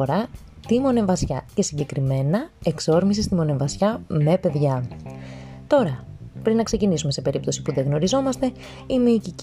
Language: Greek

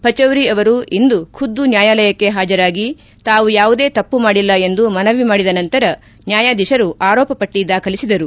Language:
Kannada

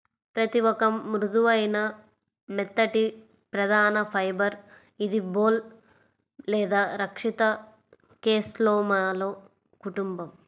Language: Telugu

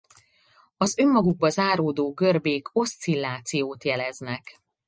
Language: Hungarian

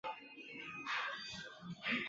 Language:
Chinese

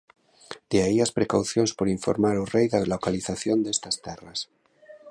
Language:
Galician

